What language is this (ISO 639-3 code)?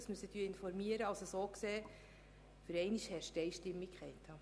gsw